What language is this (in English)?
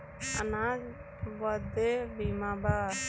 Bhojpuri